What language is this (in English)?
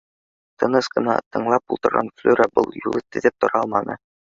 Bashkir